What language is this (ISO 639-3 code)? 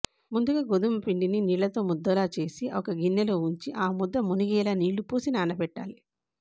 tel